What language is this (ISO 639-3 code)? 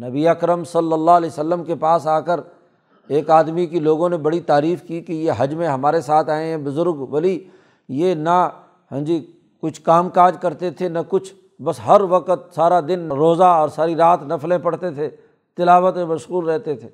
urd